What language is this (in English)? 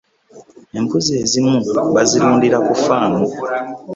Ganda